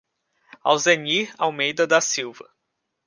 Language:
Portuguese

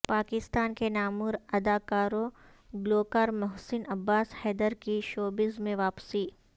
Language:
Urdu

